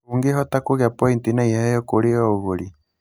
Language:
Kikuyu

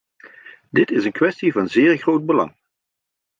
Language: Dutch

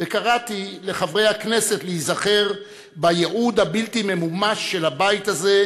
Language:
Hebrew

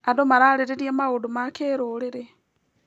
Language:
Kikuyu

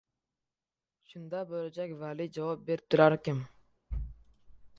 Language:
Uzbek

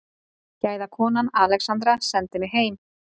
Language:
Icelandic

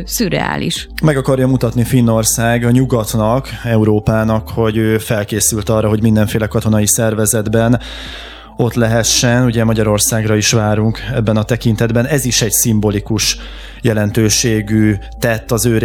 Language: Hungarian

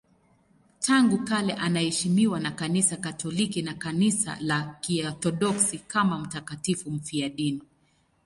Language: Swahili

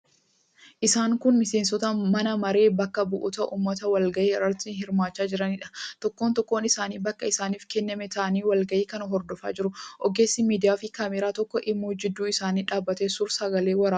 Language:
Oromo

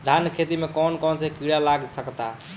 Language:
Bhojpuri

